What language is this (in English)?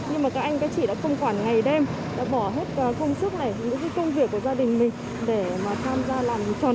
Vietnamese